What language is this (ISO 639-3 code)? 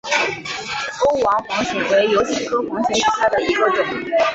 zho